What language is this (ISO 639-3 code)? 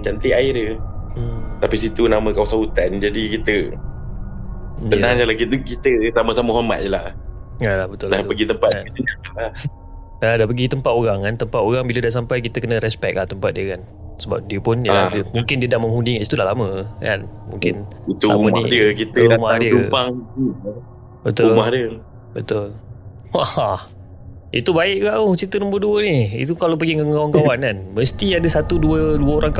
msa